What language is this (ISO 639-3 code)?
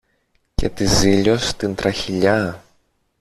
ell